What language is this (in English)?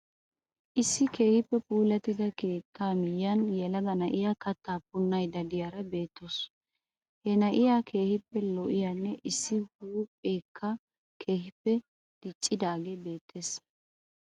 Wolaytta